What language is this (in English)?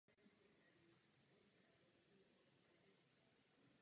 Czech